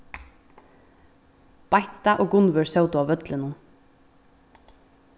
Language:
Faroese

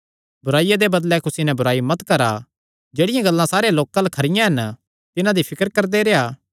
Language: Kangri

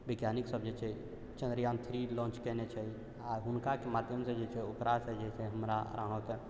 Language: Maithili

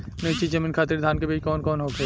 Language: Bhojpuri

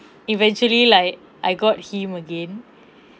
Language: English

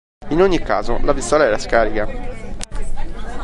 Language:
Italian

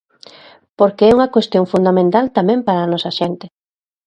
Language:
Galician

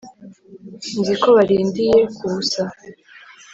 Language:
Kinyarwanda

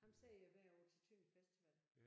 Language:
Danish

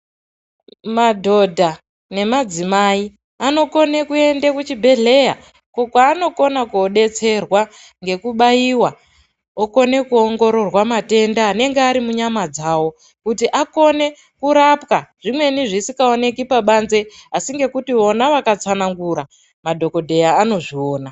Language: Ndau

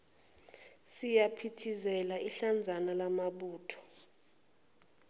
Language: Zulu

